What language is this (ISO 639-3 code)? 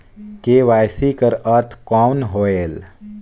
hne